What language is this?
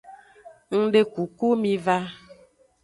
Aja (Benin)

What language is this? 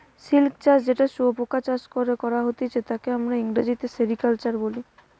Bangla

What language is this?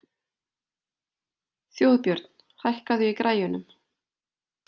Icelandic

